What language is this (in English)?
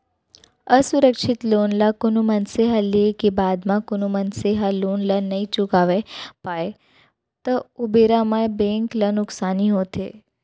Chhattisgarhi